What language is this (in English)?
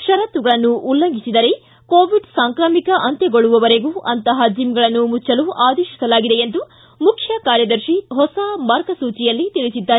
Kannada